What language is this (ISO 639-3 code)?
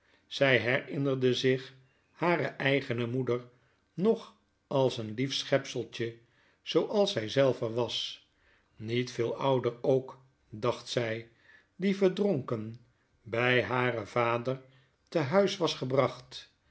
nld